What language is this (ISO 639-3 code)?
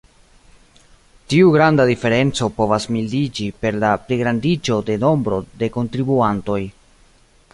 epo